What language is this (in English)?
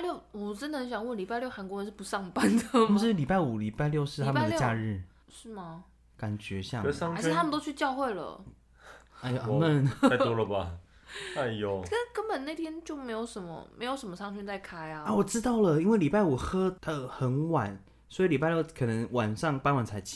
Chinese